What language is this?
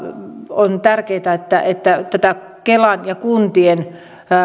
Finnish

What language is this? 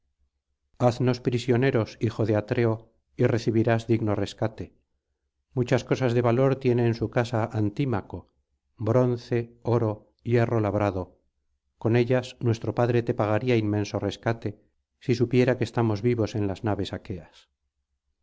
Spanish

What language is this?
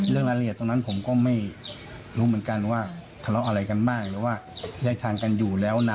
Thai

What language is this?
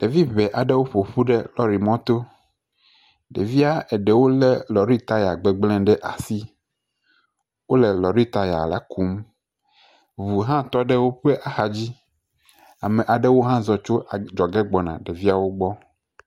Ewe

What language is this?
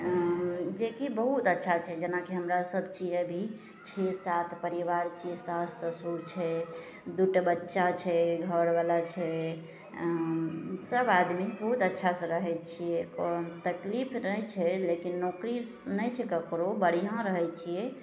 Maithili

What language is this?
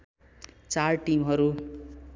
Nepali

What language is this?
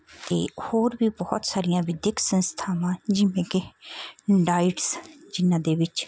Punjabi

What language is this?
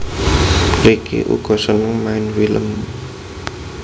Javanese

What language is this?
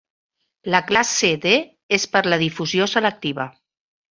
Catalan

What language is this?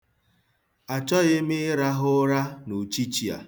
Igbo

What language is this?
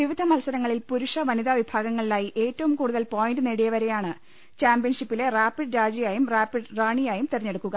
Malayalam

